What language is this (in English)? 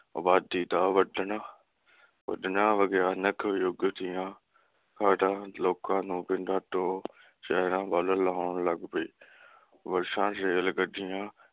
Punjabi